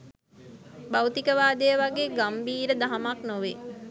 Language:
Sinhala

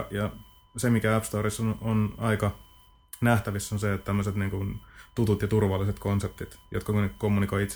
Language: Finnish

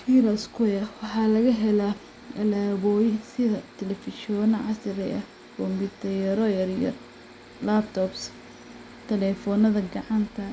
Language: Somali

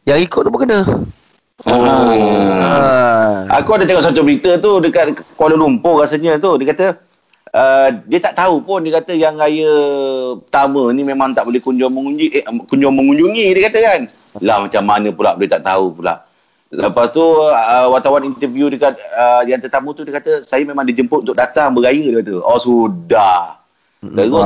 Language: Malay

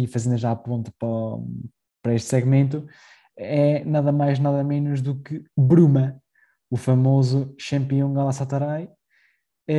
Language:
Portuguese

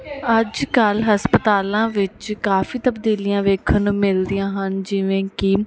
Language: Punjabi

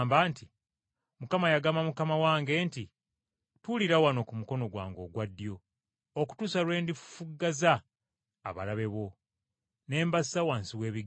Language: Ganda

